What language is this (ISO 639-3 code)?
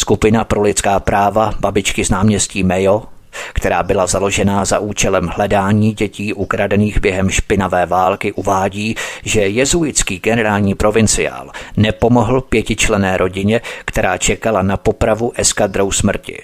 ces